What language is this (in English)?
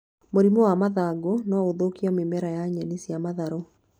Kikuyu